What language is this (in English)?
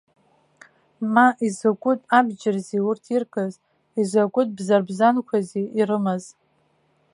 Abkhazian